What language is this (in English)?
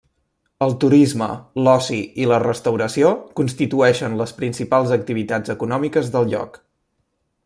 Catalan